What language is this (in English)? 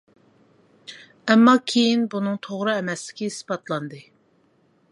Uyghur